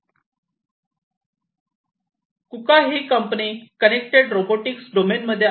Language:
Marathi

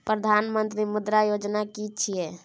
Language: Maithili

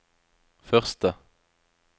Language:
Norwegian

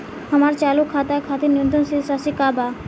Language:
Bhojpuri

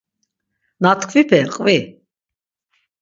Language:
Laz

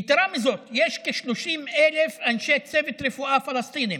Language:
Hebrew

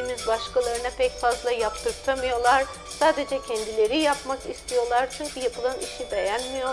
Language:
Turkish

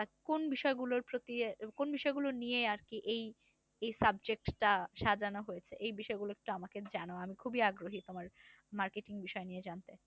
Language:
Bangla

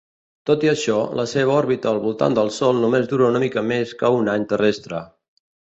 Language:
Catalan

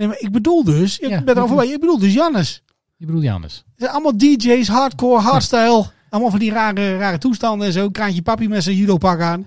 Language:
Dutch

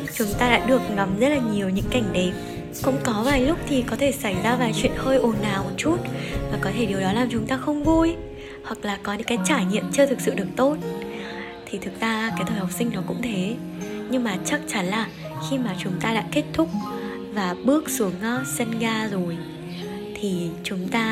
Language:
Vietnamese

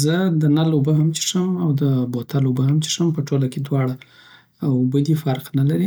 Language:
Southern Pashto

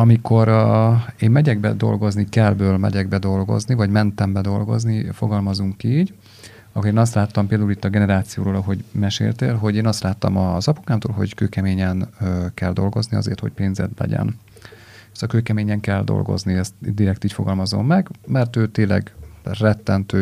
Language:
Hungarian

